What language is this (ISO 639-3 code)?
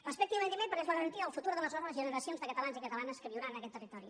cat